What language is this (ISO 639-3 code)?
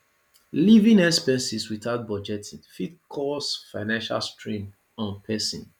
pcm